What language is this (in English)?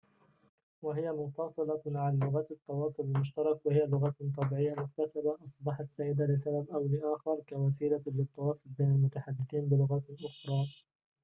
Arabic